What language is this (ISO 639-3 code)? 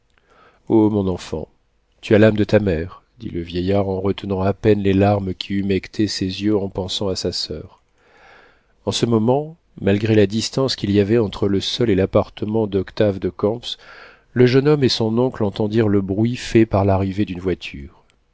fra